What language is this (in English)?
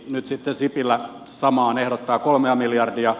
Finnish